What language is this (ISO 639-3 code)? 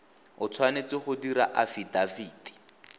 tsn